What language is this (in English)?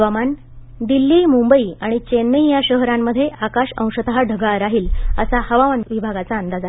Marathi